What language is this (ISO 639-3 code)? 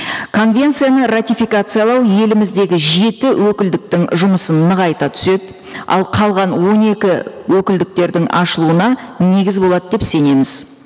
kaz